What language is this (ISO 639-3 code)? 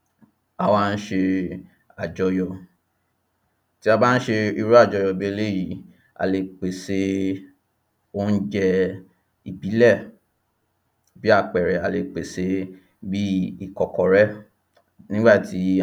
yor